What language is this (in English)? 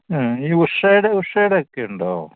Malayalam